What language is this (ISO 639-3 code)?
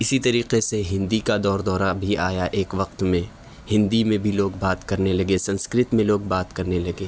urd